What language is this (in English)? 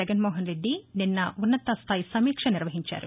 Telugu